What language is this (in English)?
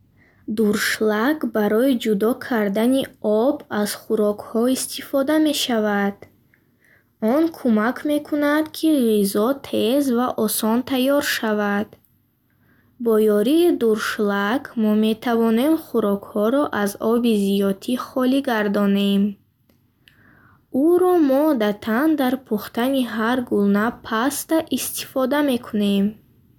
Bukharic